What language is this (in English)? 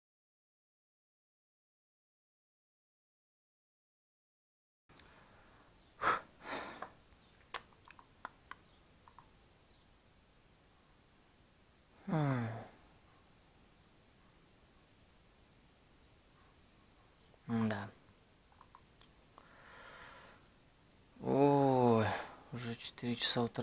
Russian